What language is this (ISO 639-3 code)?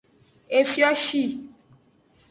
ajg